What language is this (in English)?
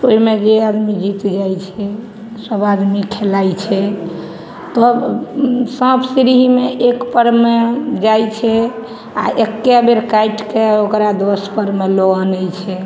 Maithili